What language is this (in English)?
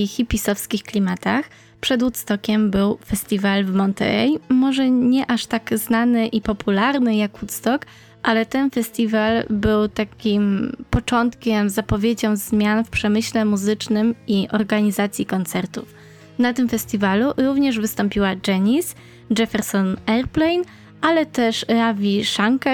Polish